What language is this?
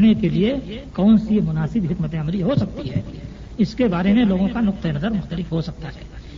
Urdu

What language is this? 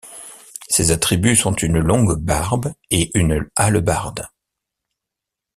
French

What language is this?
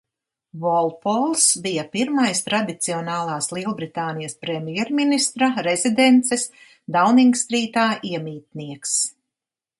Latvian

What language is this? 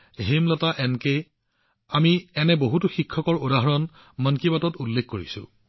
Assamese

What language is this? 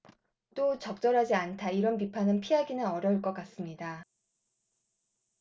Korean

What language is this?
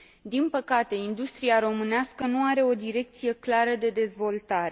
Romanian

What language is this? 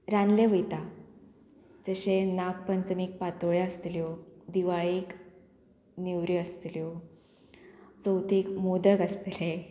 Konkani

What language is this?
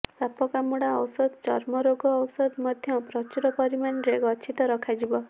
Odia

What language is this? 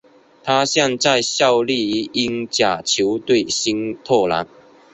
Chinese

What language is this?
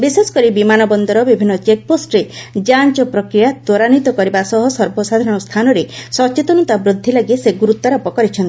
Odia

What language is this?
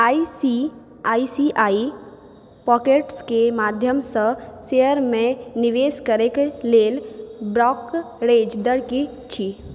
Maithili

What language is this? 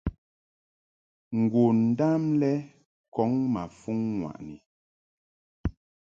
Mungaka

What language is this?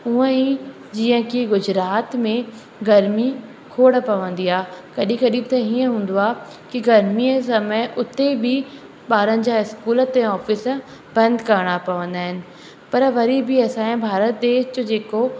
Sindhi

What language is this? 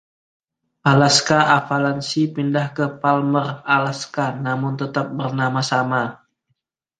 Indonesian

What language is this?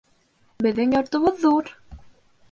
Bashkir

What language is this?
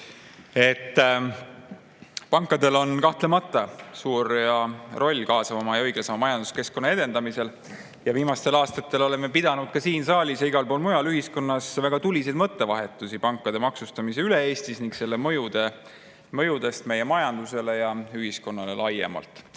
Estonian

